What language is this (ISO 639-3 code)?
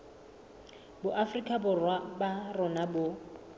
sot